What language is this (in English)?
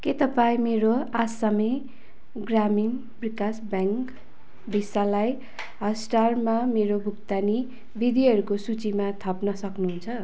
Nepali